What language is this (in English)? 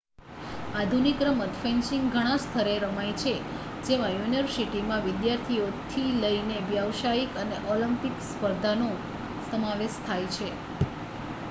Gujarati